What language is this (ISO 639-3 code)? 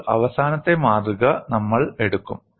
mal